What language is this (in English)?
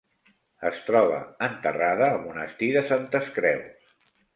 Catalan